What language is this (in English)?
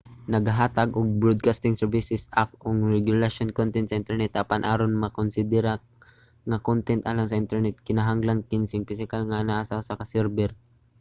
Cebuano